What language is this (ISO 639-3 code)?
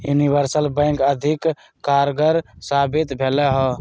mag